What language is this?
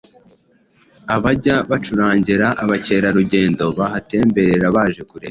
Kinyarwanda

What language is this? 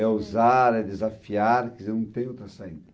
Portuguese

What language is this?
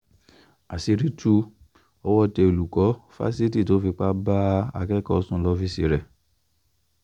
Yoruba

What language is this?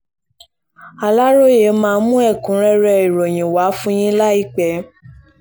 Yoruba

